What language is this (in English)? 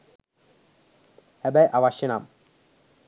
Sinhala